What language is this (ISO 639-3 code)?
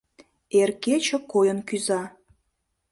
chm